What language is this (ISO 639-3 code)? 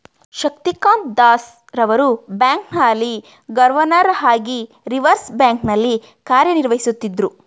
kan